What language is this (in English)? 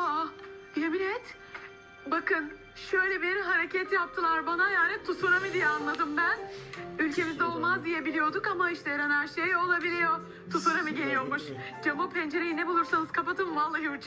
Turkish